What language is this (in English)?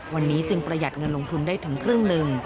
Thai